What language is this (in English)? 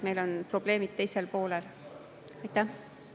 Estonian